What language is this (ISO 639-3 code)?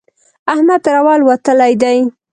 pus